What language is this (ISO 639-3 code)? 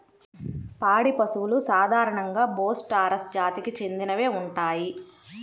tel